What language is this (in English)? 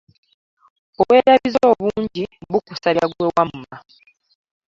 Ganda